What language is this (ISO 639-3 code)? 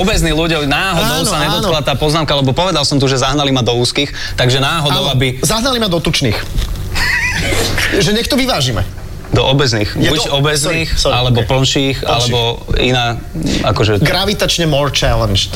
slk